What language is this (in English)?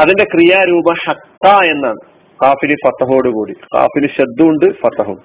Malayalam